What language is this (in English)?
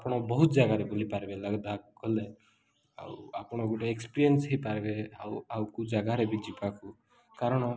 Odia